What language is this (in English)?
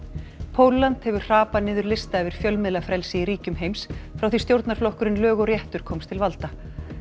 Icelandic